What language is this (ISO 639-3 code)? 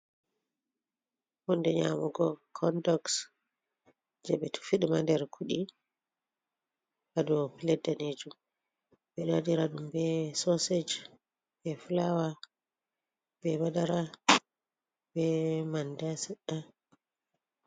ful